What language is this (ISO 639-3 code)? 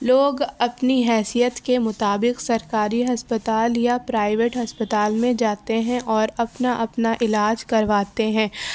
urd